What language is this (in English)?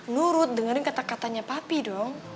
Indonesian